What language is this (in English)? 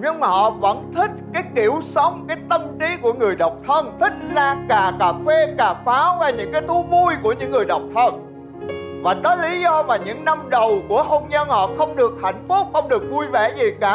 Vietnamese